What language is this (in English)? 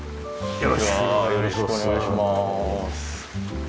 Japanese